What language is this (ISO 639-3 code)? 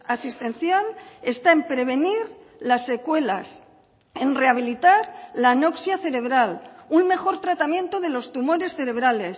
spa